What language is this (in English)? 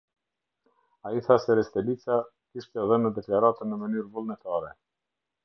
Albanian